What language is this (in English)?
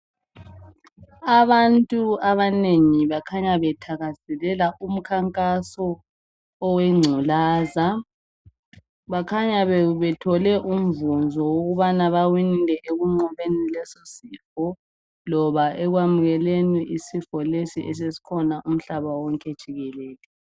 North Ndebele